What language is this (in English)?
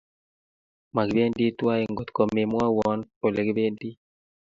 Kalenjin